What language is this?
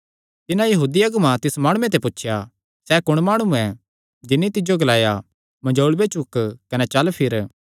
Kangri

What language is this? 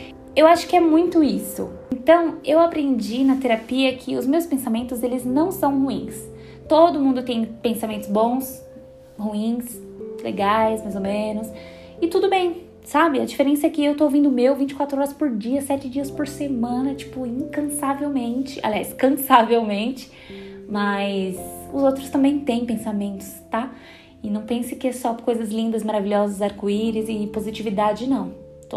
Portuguese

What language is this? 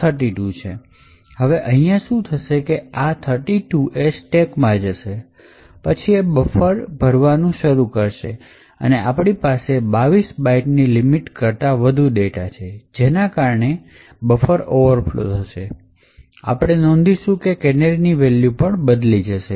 Gujarati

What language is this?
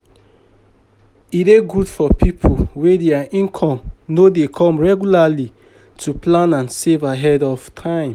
Nigerian Pidgin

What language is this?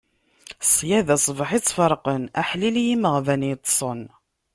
Kabyle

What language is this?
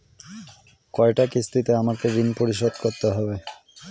Bangla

